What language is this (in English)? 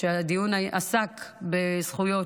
Hebrew